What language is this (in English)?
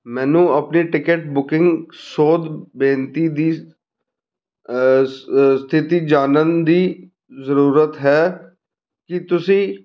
Punjabi